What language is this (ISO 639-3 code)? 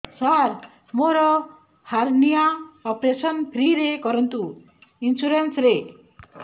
ori